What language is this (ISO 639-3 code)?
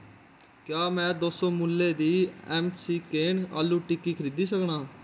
doi